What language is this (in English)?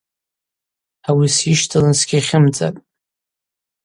Abaza